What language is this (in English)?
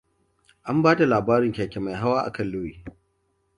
Hausa